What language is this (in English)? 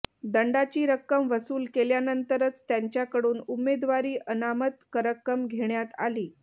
Marathi